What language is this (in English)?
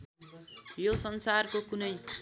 Nepali